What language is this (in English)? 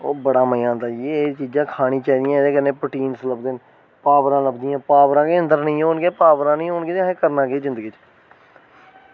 Dogri